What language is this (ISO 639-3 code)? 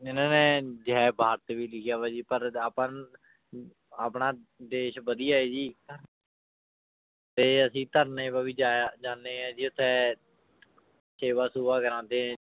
pan